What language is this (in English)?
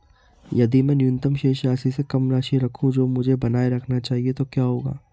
Hindi